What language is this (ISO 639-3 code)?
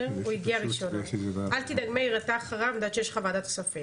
heb